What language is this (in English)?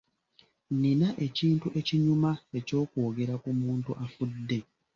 Ganda